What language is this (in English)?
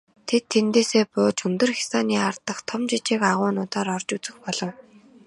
Mongolian